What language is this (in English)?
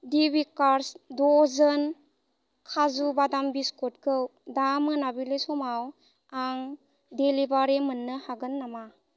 Bodo